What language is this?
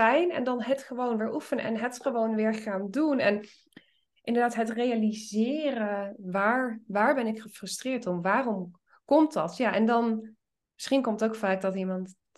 Dutch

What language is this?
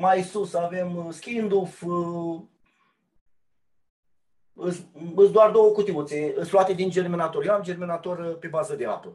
Romanian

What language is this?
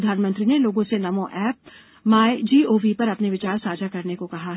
Hindi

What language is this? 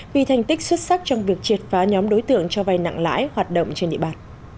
Vietnamese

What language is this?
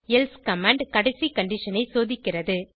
Tamil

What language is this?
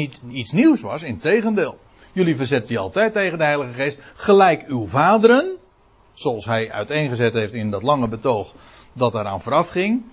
Dutch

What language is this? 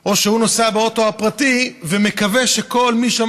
Hebrew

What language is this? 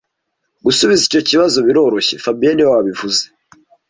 Kinyarwanda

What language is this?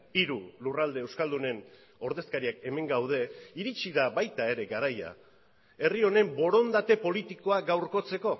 Basque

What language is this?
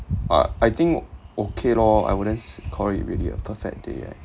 English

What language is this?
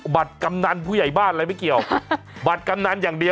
Thai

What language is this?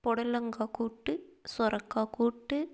Tamil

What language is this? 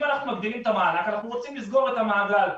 Hebrew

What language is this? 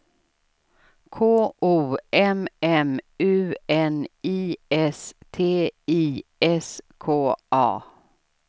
Swedish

